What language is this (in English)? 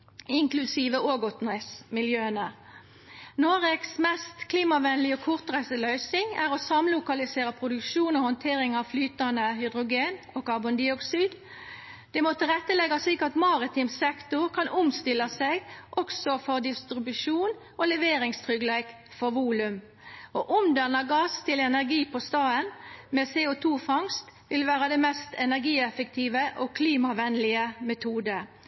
Norwegian Nynorsk